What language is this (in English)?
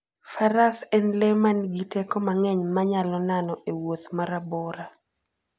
Luo (Kenya and Tanzania)